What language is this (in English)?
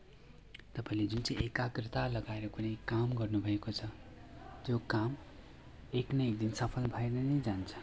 Nepali